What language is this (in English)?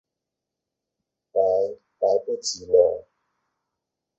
Chinese